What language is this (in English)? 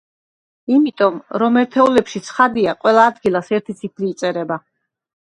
Georgian